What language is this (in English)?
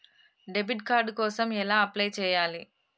Telugu